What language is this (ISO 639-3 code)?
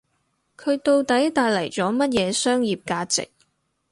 yue